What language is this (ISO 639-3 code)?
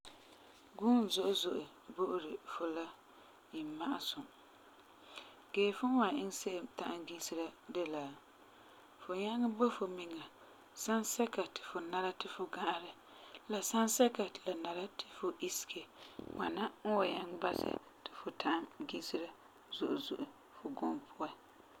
gur